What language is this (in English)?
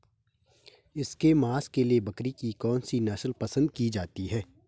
Hindi